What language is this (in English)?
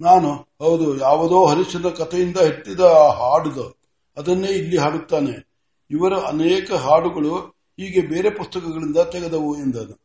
Kannada